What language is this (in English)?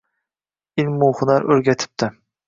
Uzbek